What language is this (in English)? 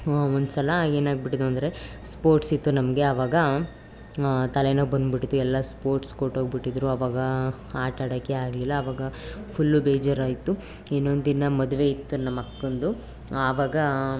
Kannada